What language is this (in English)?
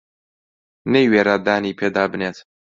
Central Kurdish